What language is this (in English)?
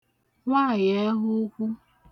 Igbo